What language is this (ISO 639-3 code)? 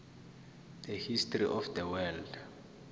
nbl